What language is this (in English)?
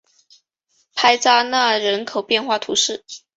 Chinese